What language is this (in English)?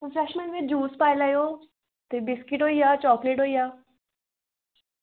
Dogri